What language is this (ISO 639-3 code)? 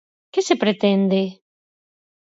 glg